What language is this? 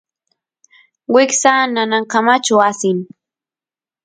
Santiago del Estero Quichua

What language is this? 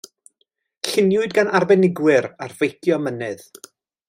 Welsh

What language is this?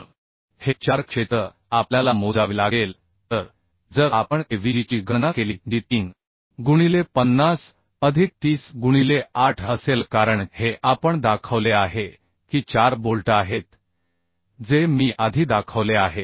Marathi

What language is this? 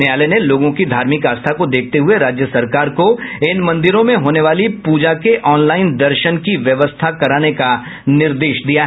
Hindi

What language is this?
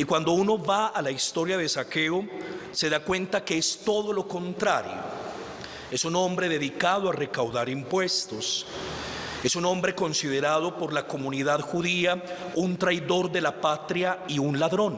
Spanish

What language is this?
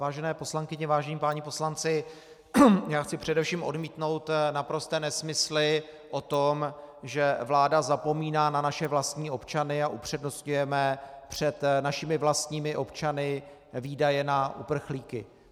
Czech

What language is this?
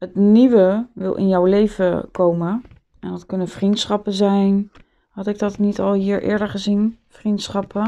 Dutch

